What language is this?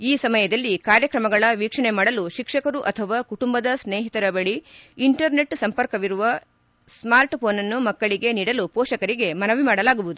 Kannada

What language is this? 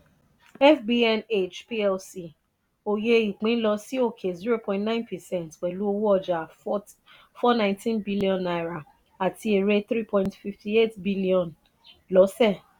Yoruba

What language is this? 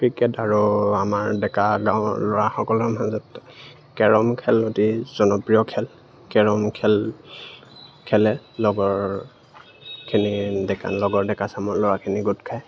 Assamese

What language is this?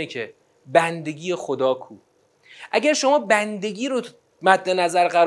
Persian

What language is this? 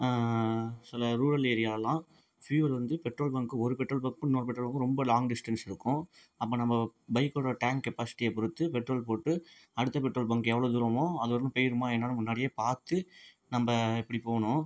Tamil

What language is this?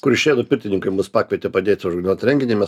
Lithuanian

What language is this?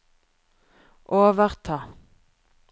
Norwegian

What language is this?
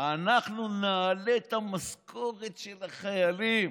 Hebrew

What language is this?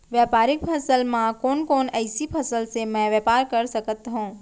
Chhattisgarhi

